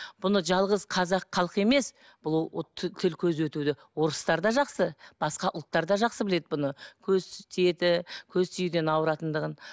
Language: Kazakh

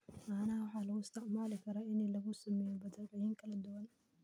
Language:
Somali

